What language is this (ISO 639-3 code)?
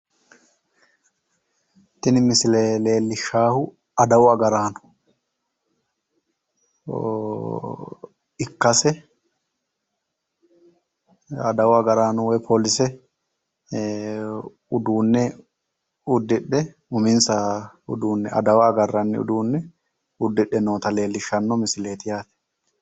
sid